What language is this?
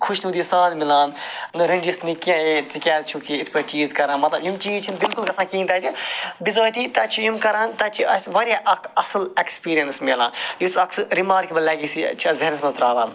Kashmiri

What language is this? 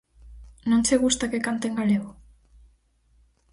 Galician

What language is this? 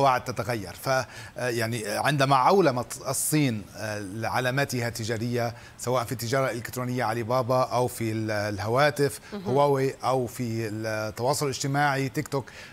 Arabic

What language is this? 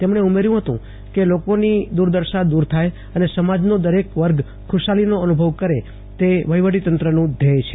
Gujarati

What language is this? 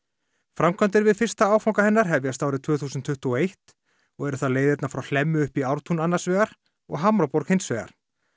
Icelandic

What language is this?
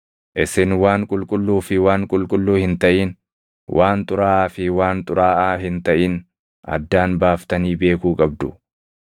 Oromo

